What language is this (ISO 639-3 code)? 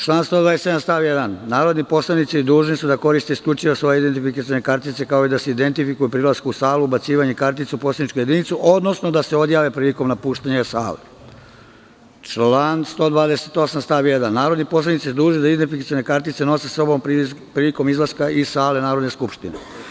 srp